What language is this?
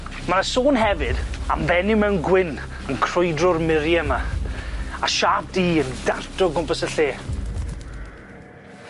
Welsh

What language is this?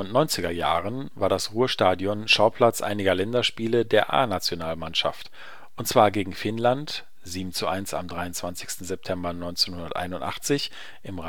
German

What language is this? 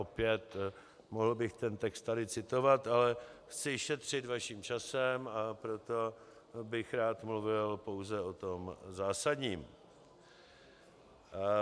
Czech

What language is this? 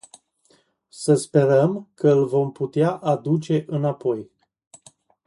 Romanian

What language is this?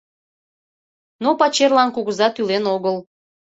Mari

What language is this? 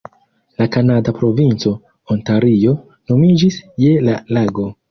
Esperanto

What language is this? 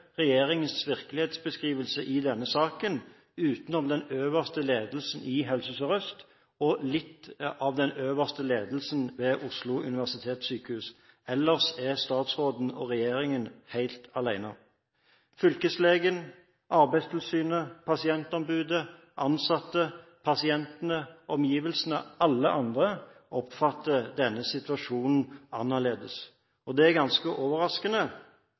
Norwegian Bokmål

